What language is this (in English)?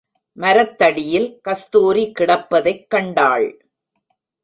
Tamil